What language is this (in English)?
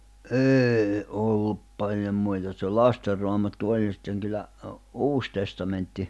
Finnish